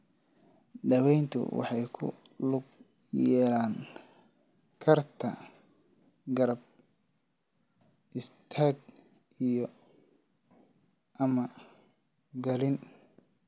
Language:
Somali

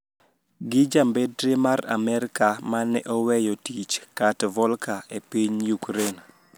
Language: Luo (Kenya and Tanzania)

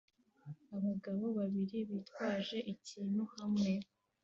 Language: Kinyarwanda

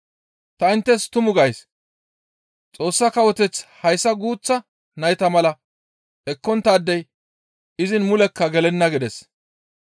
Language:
Gamo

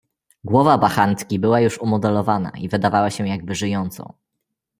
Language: Polish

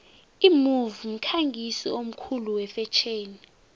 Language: South Ndebele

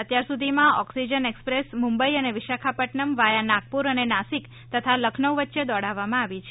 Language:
Gujarati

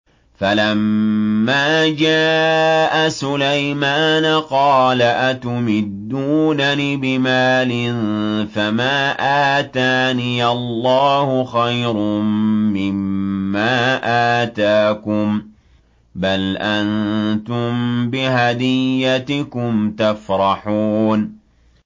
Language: Arabic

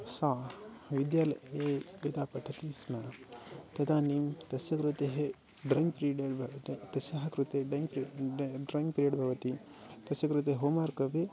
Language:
Sanskrit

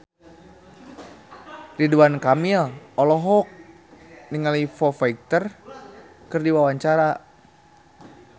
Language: Sundanese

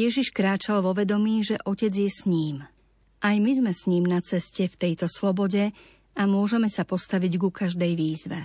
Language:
Slovak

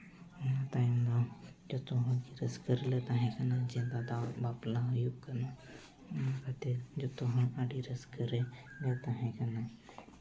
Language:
Santali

